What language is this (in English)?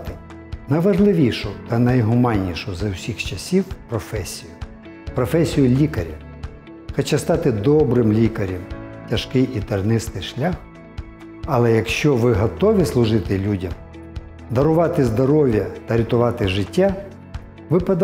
Ukrainian